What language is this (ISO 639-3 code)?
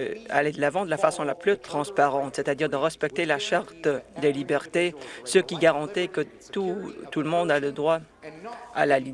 fra